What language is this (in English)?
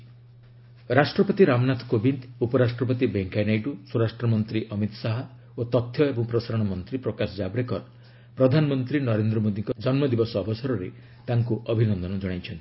Odia